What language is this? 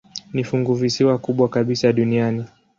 Swahili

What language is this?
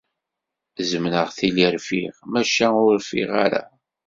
Kabyle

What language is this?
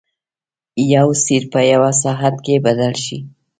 Pashto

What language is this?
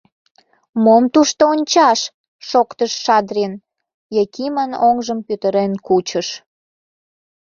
Mari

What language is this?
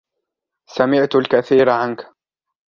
Arabic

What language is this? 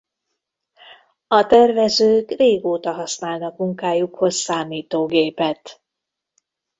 Hungarian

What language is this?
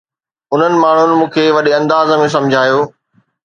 Sindhi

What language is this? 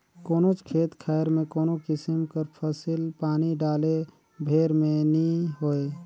Chhattisgarhi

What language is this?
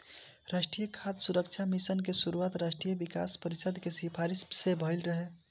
Bhojpuri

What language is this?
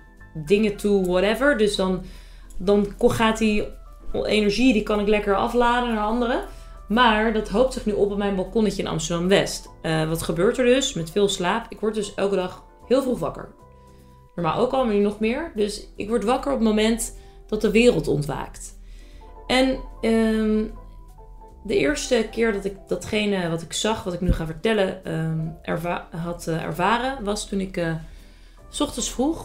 Dutch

